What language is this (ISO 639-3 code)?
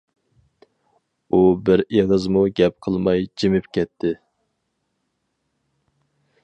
uig